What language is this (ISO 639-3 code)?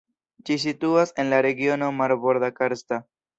epo